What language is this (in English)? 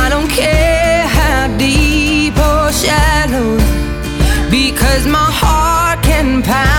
Ukrainian